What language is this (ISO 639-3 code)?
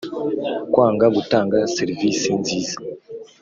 kin